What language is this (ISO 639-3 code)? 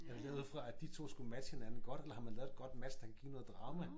dan